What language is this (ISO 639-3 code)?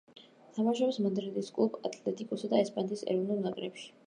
kat